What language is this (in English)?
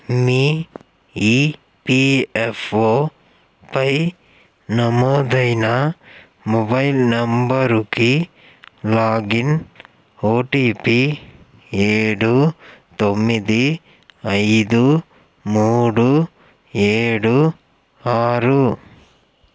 Telugu